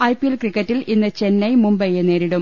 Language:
Malayalam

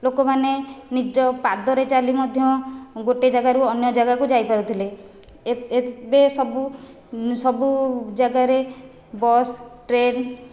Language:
Odia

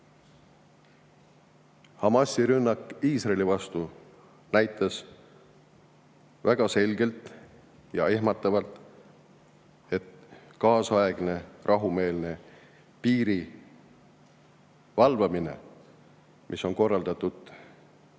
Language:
Estonian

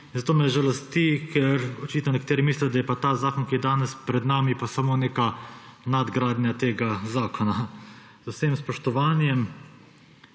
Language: Slovenian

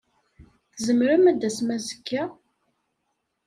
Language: Kabyle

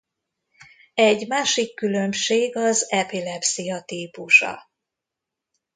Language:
Hungarian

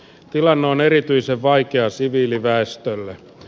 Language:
Finnish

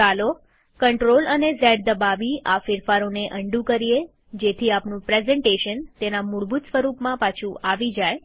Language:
Gujarati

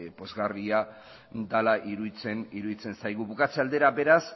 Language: Basque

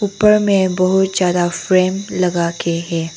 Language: Hindi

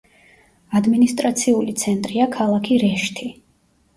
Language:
Georgian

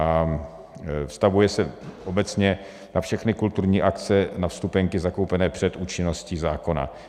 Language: Czech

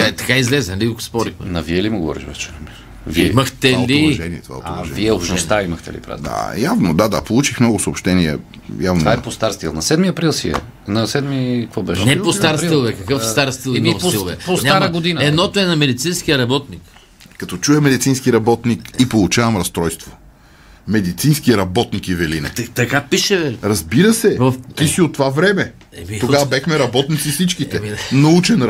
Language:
Bulgarian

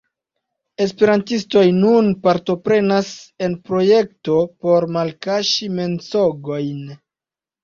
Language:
Esperanto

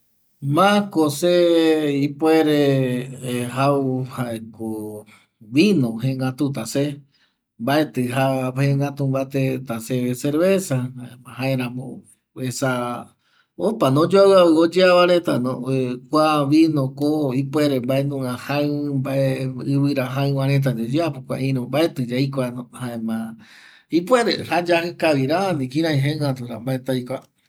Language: Eastern Bolivian Guaraní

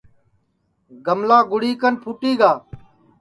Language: Sansi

